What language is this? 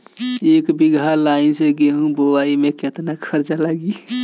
Bhojpuri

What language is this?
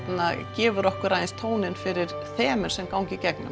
Icelandic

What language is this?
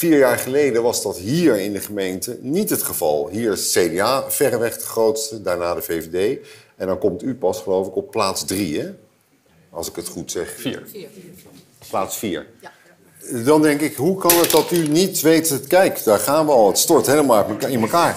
Dutch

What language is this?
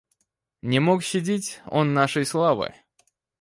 Russian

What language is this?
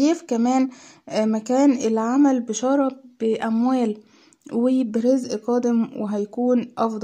Arabic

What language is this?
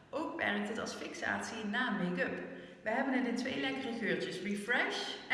Dutch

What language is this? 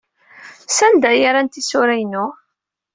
Kabyle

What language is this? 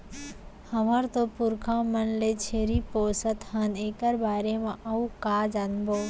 Chhattisgarhi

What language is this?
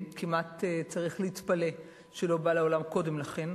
Hebrew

